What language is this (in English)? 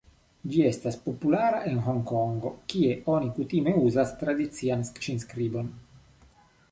Esperanto